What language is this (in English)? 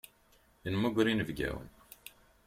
Kabyle